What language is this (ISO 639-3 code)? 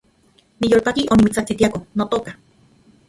ncx